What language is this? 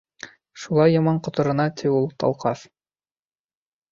Bashkir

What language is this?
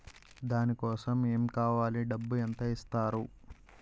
Telugu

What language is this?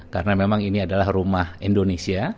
Indonesian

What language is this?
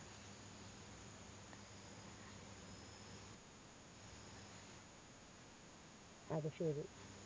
Malayalam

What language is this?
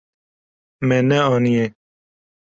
Kurdish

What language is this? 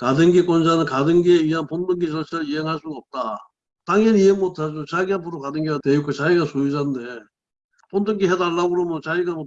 Korean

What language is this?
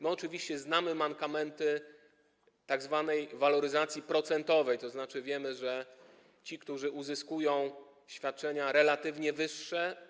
Polish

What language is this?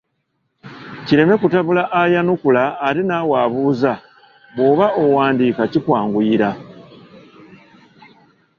Ganda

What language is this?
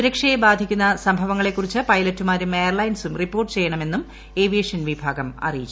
Malayalam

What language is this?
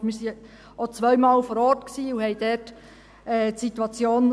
Swiss German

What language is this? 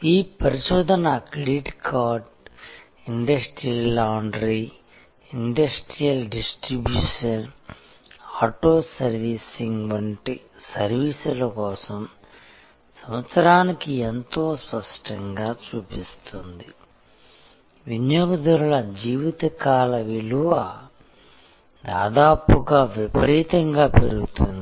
Telugu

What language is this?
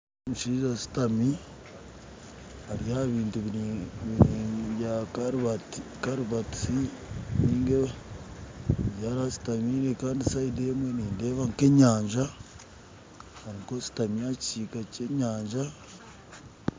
Nyankole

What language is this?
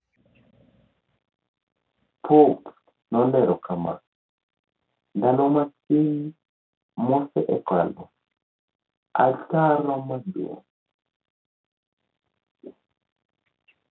Luo (Kenya and Tanzania)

